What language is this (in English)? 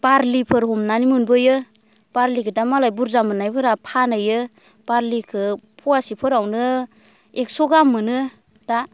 Bodo